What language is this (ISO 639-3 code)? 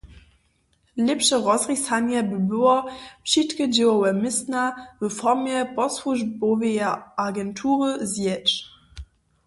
hsb